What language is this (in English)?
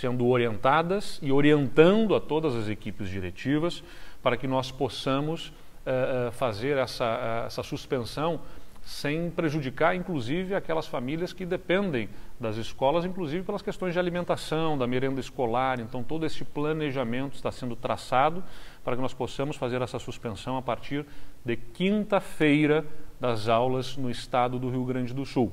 Portuguese